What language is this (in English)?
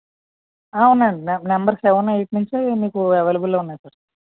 Telugu